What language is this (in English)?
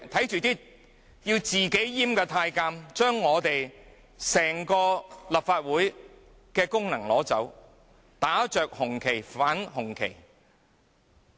Cantonese